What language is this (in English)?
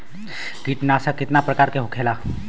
Bhojpuri